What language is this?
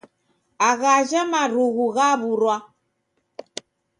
Taita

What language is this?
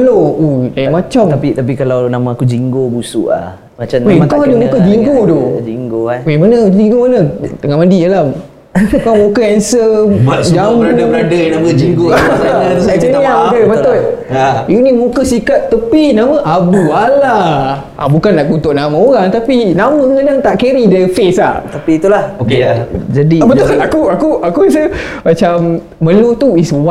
Malay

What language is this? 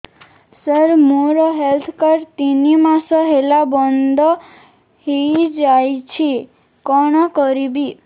Odia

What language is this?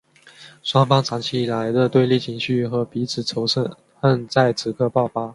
Chinese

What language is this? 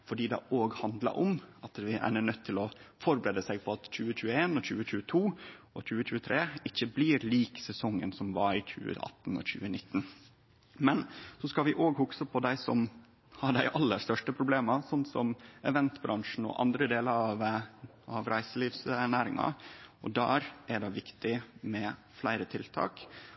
Norwegian Nynorsk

